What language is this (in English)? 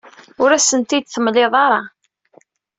Kabyle